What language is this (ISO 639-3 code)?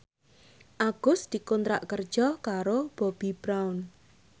jav